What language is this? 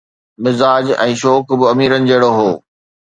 Sindhi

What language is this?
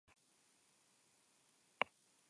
Basque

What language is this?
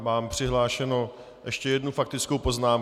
Czech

